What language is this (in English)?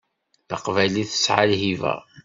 Kabyle